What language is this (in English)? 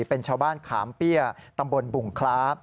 Thai